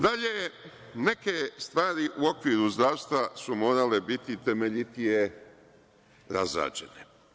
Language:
Serbian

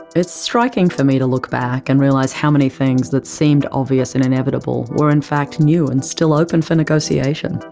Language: English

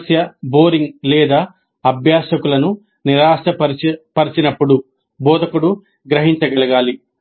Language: Telugu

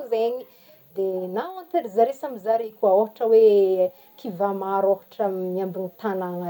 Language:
Northern Betsimisaraka Malagasy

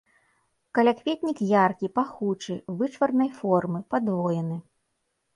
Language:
Belarusian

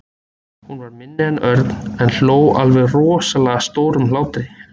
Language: Icelandic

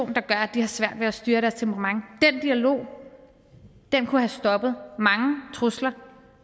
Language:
Danish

